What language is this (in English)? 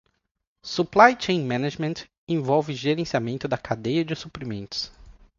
Portuguese